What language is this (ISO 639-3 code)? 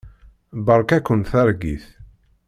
kab